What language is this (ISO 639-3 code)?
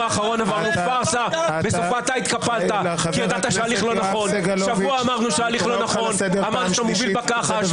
heb